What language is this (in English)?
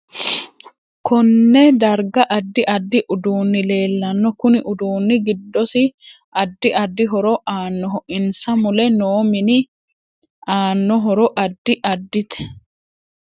Sidamo